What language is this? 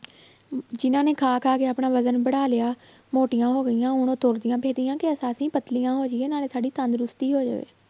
Punjabi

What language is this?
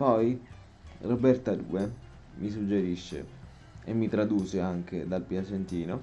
Italian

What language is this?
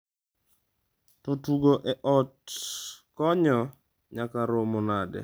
Luo (Kenya and Tanzania)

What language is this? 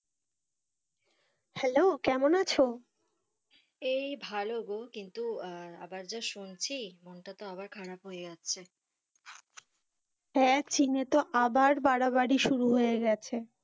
Bangla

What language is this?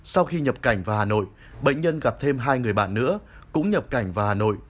Vietnamese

